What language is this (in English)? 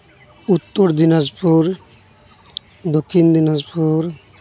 Santali